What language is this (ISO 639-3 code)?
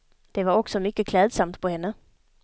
swe